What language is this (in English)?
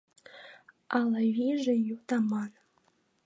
Mari